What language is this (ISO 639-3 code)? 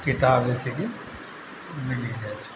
mai